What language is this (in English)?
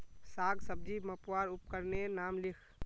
Magahi